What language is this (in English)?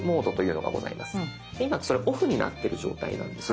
Japanese